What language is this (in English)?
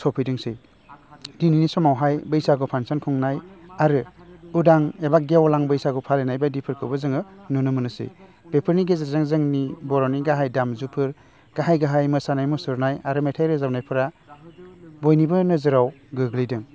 Bodo